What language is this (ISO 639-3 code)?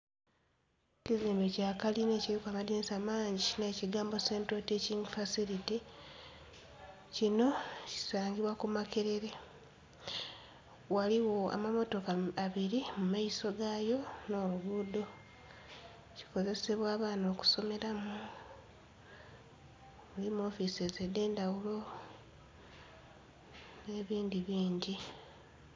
xog